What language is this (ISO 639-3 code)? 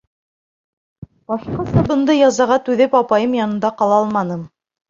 bak